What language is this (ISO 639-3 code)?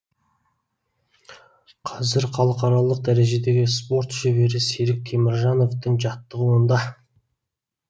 kaz